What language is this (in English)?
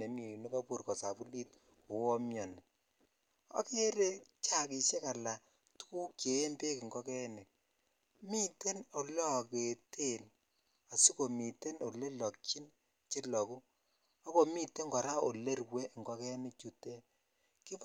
Kalenjin